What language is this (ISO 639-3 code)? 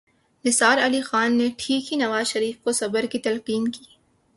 urd